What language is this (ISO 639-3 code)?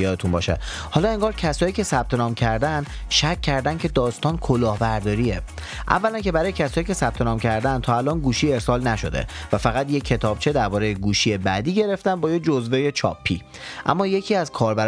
fas